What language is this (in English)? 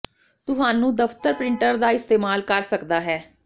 Punjabi